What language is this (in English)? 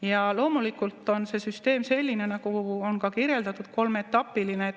Estonian